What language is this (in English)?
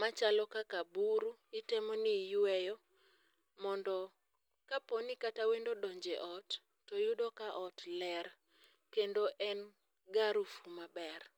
Luo (Kenya and Tanzania)